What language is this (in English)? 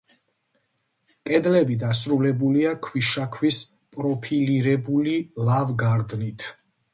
Georgian